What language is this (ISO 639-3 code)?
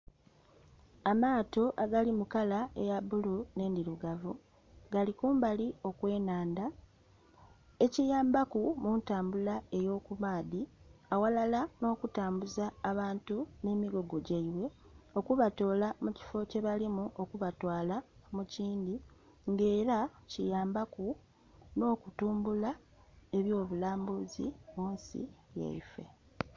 xog